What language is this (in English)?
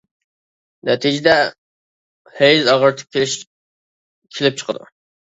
Uyghur